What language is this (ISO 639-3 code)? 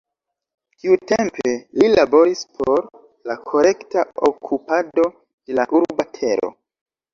epo